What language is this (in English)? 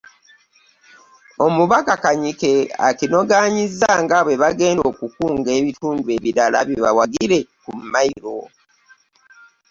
Ganda